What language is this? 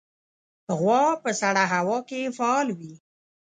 Pashto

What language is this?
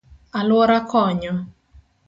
Luo (Kenya and Tanzania)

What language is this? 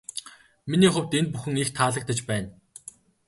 Mongolian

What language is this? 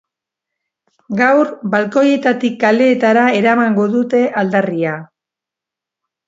Basque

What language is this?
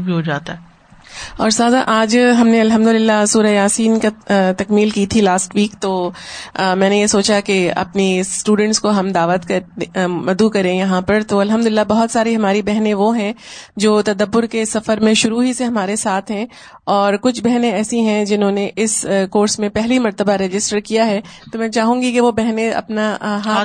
Urdu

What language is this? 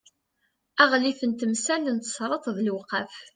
Kabyle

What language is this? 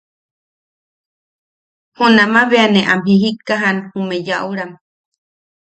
Yaqui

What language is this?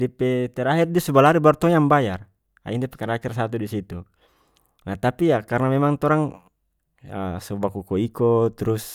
North Moluccan Malay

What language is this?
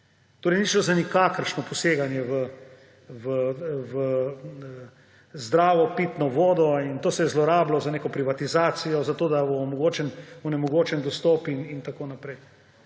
Slovenian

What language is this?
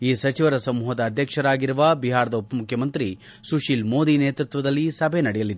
Kannada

